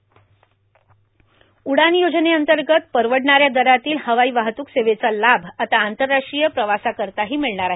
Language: Marathi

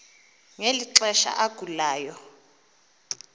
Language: Xhosa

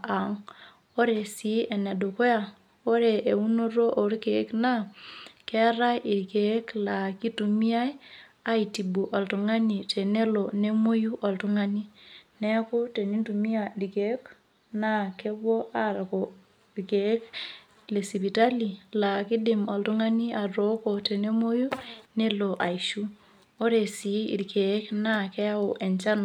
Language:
Masai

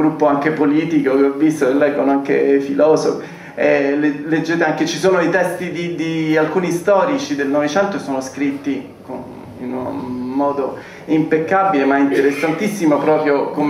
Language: Italian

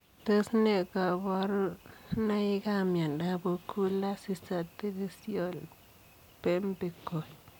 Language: Kalenjin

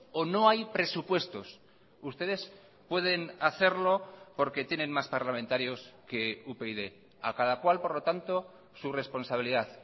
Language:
Spanish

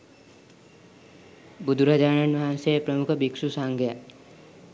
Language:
Sinhala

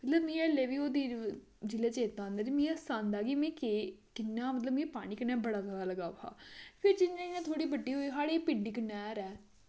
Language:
Dogri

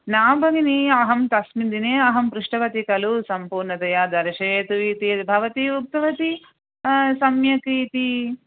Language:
Sanskrit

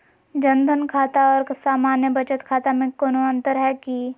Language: Magahi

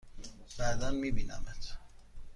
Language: Persian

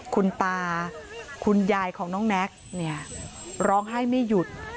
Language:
Thai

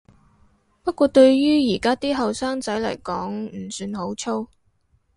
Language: Cantonese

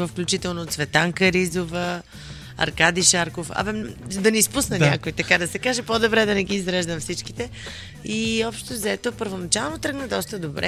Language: Bulgarian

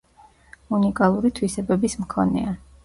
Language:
Georgian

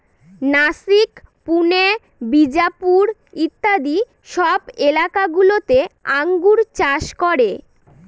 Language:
Bangla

